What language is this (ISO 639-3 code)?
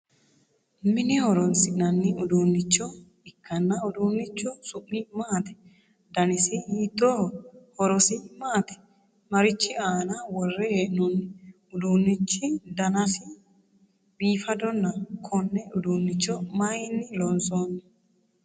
sid